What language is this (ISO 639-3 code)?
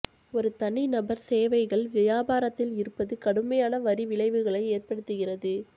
tam